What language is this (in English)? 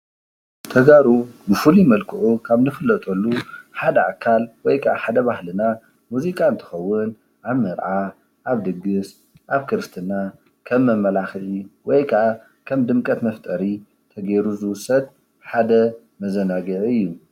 Tigrinya